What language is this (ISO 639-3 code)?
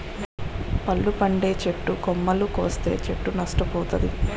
tel